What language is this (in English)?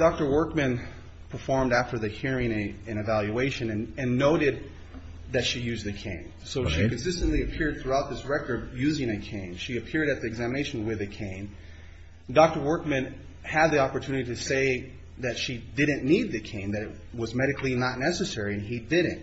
English